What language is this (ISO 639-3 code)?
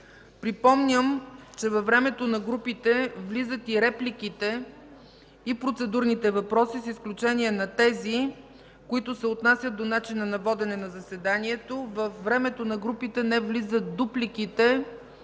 bul